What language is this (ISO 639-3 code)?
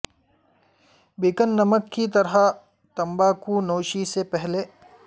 urd